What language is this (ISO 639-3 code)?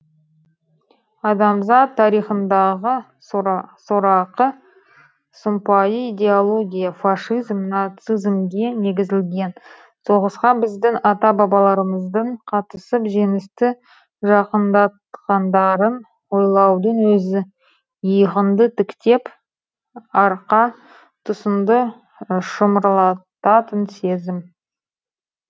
kaz